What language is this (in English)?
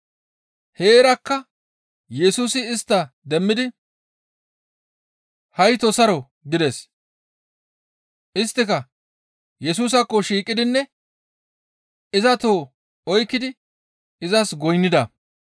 Gamo